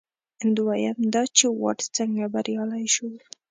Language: Pashto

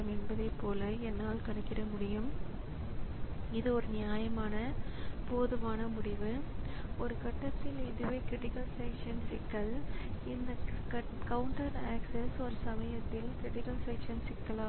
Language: Tamil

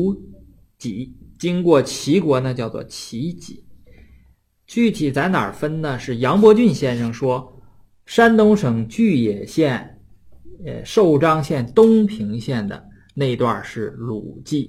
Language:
Chinese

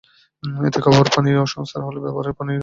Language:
Bangla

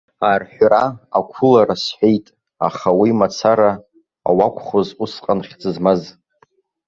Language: Abkhazian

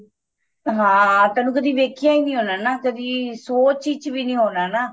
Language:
Punjabi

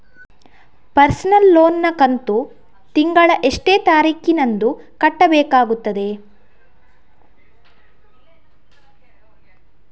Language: Kannada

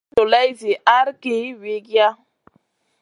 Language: Masana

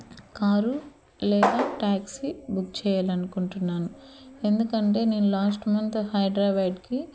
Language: Telugu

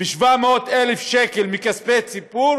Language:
Hebrew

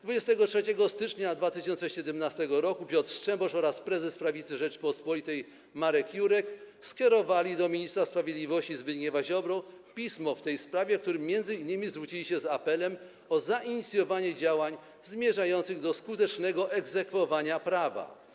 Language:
Polish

